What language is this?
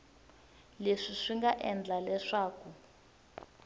Tsonga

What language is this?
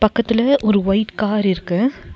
Tamil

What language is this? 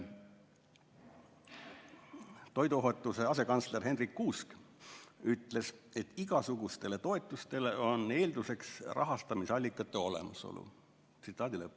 Estonian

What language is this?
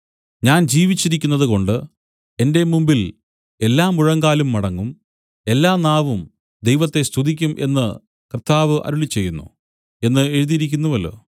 Malayalam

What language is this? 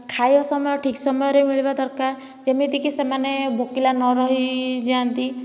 Odia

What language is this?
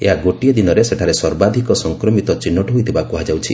Odia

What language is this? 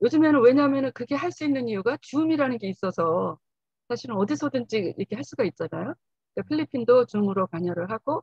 Korean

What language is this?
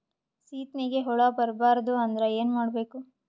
Kannada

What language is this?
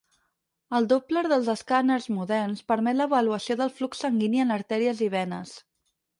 Catalan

